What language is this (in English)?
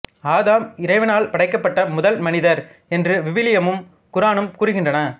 Tamil